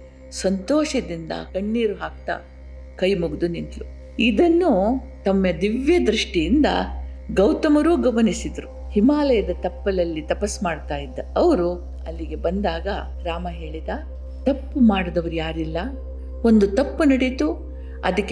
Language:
Kannada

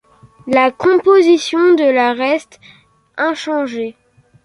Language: French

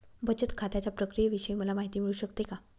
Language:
Marathi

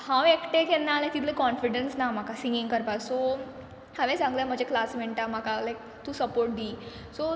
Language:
Konkani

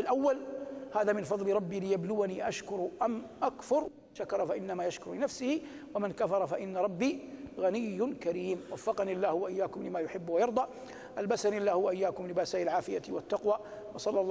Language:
Arabic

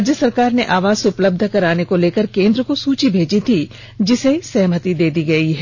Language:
Hindi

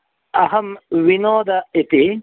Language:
Sanskrit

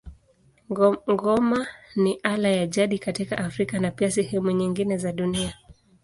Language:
Swahili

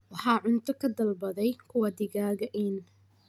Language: Somali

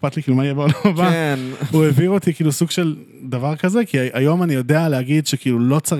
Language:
Hebrew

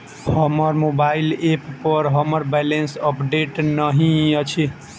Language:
Maithili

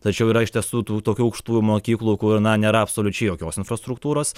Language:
Lithuanian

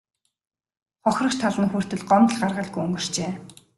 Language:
Mongolian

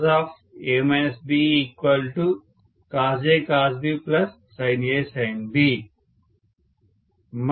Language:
Telugu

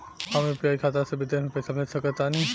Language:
Bhojpuri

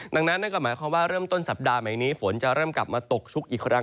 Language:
Thai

